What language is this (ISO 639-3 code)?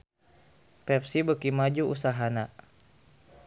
sun